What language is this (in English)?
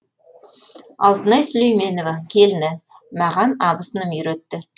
Kazakh